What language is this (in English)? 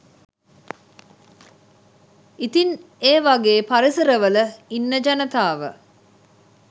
Sinhala